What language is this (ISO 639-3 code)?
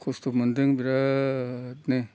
brx